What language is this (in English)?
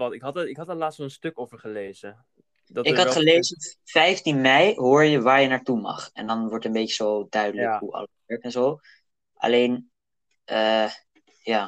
Dutch